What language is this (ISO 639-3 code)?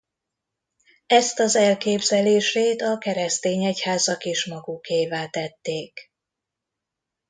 hun